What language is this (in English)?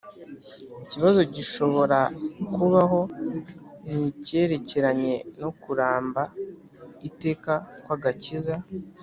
Kinyarwanda